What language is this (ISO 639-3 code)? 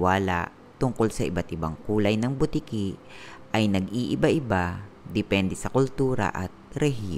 fil